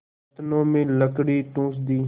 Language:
Hindi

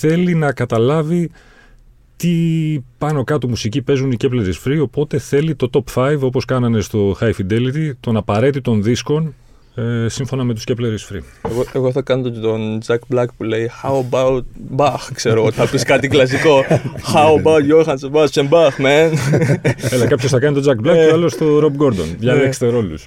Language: Greek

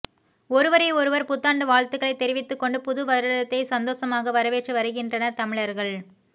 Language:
Tamil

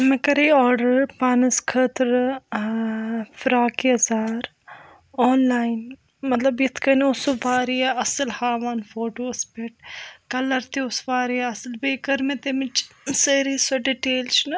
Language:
Kashmiri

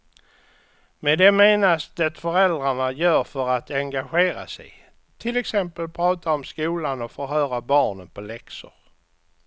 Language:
Swedish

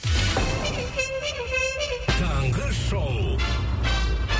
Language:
Kazakh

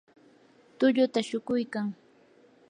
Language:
Yanahuanca Pasco Quechua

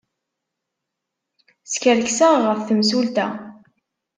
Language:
Kabyle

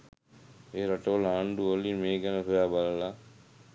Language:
Sinhala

